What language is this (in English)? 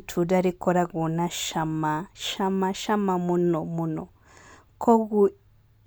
Kikuyu